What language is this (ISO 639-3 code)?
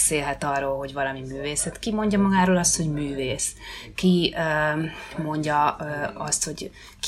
hun